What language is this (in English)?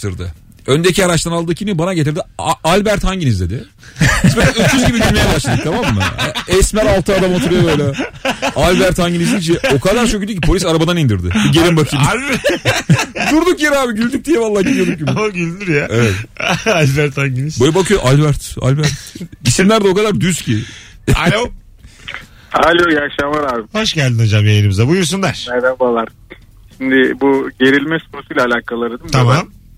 Turkish